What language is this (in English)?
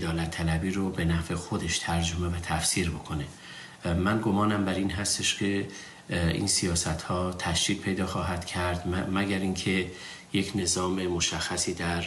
Persian